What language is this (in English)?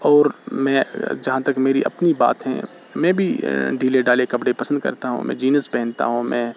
Urdu